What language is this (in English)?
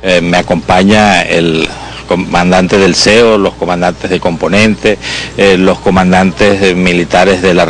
Spanish